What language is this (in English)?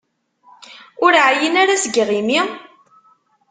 Kabyle